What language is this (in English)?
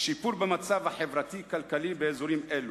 Hebrew